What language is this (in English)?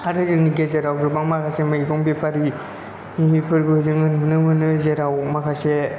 Bodo